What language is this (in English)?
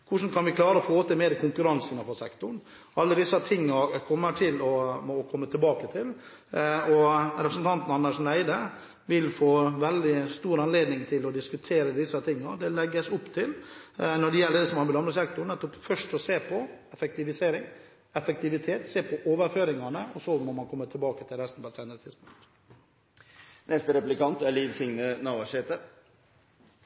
Norwegian